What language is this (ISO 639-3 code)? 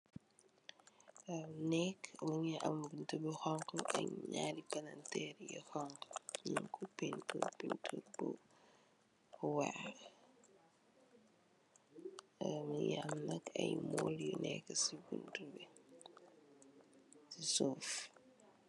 wol